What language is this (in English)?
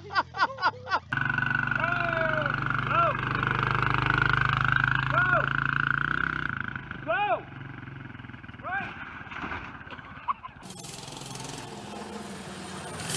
English